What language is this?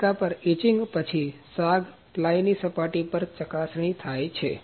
Gujarati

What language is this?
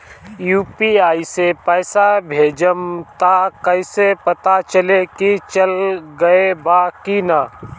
Bhojpuri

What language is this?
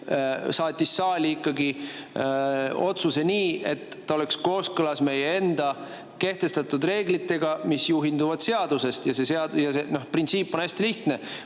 Estonian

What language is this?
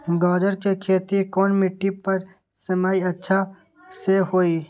Magahi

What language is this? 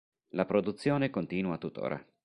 Italian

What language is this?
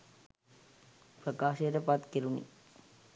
Sinhala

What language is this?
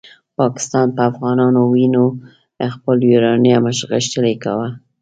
Pashto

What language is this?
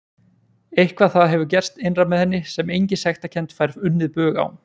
Icelandic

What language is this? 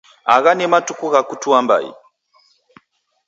Taita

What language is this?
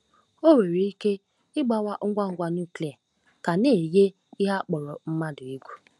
Igbo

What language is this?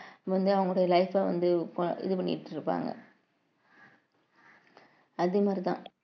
Tamil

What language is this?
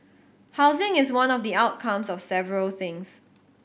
English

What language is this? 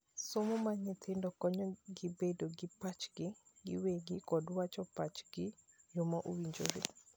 Luo (Kenya and Tanzania)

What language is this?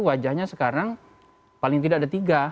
Indonesian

